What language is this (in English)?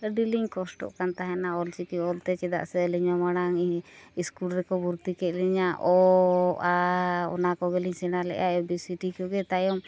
Santali